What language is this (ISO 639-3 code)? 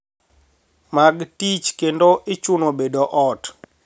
luo